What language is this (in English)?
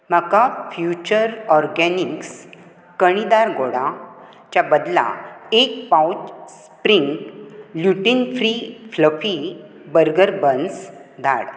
Konkani